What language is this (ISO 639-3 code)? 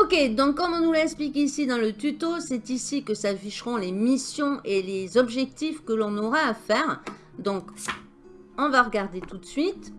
fra